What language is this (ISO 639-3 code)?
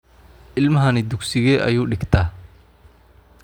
som